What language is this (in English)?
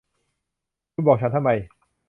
Thai